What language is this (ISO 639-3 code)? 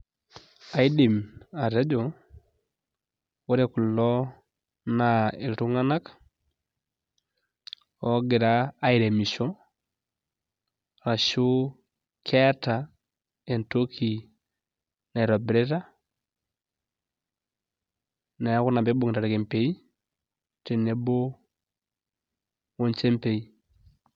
mas